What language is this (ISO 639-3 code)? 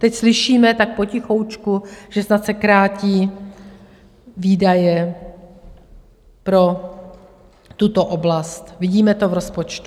ces